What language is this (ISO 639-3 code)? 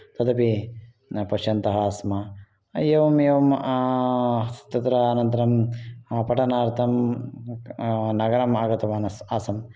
san